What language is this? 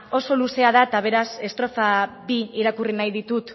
Basque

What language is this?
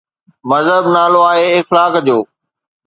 Sindhi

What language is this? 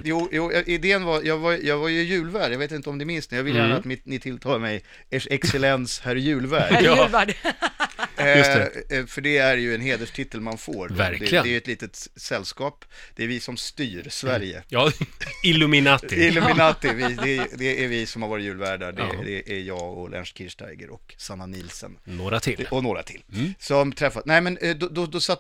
Swedish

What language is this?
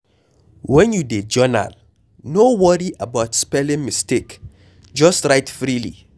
Nigerian Pidgin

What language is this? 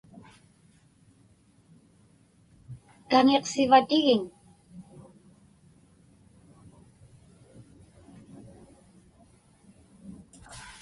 Inupiaq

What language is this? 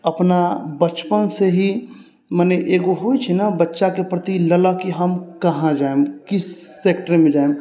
Maithili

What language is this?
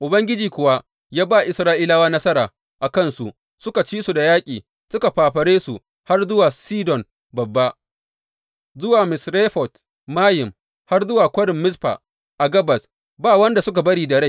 Hausa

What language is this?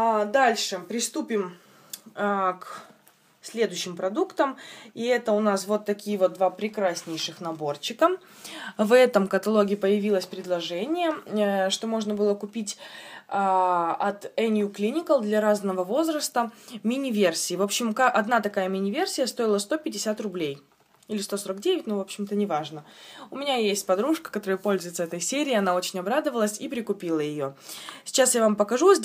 Russian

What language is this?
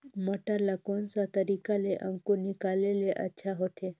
Chhattisgarhi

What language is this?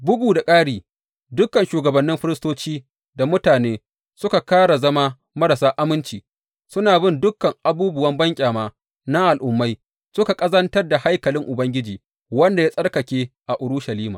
Hausa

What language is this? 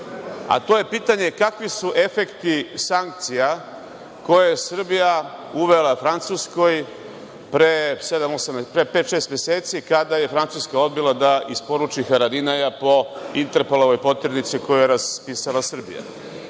Serbian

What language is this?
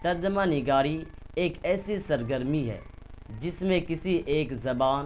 Urdu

